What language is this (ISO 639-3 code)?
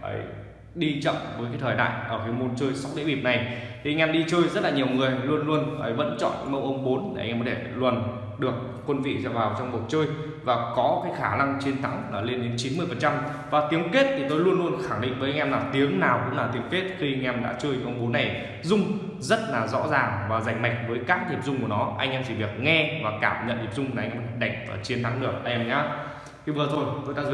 vie